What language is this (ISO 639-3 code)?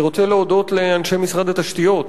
heb